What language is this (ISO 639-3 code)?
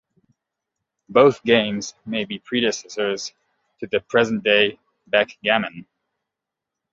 eng